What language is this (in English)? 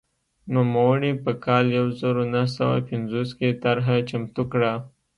Pashto